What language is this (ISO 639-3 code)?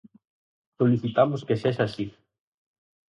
glg